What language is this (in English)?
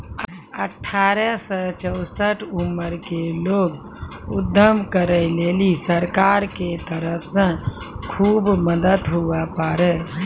Maithili